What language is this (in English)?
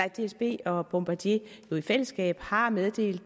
Danish